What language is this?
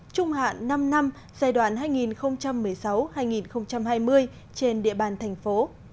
Vietnamese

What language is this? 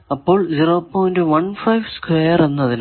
Malayalam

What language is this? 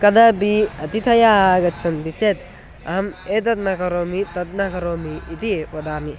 Sanskrit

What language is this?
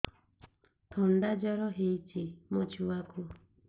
Odia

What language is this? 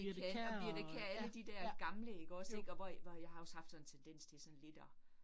Danish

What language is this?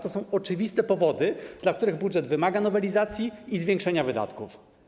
Polish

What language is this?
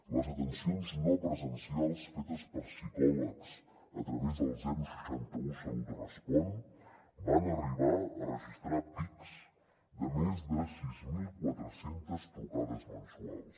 Catalan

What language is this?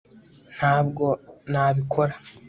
Kinyarwanda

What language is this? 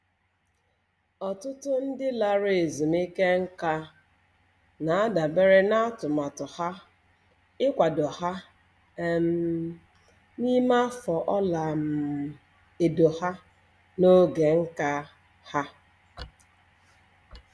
Igbo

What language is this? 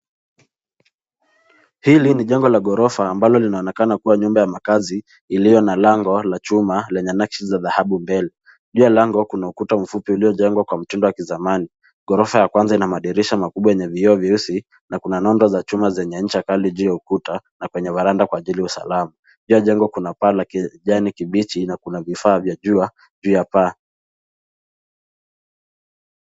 Swahili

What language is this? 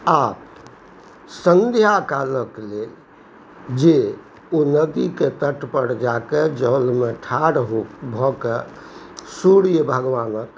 Maithili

